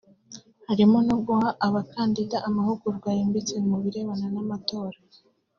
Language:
Kinyarwanda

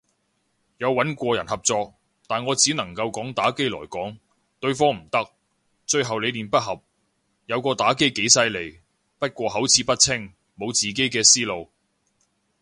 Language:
Cantonese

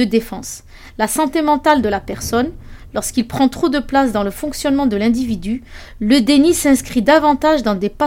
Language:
French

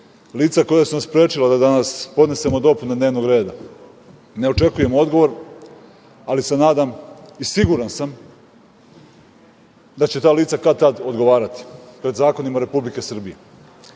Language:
Serbian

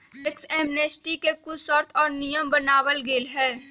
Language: Magahi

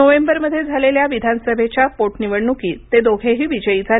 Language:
Marathi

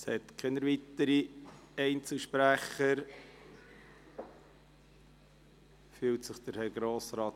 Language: Swiss German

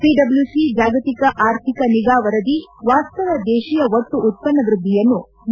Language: Kannada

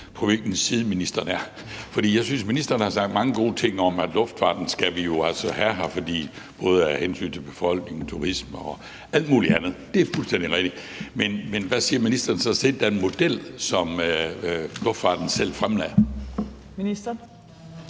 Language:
Danish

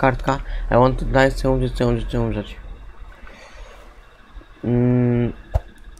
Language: Polish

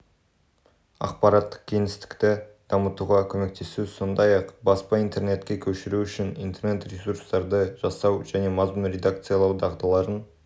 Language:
Kazakh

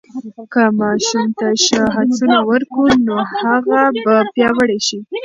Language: Pashto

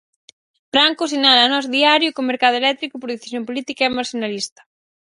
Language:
Galician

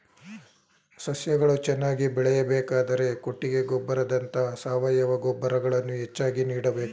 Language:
Kannada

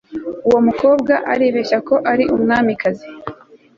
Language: Kinyarwanda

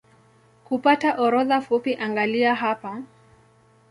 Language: Swahili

